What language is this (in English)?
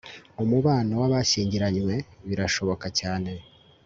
Kinyarwanda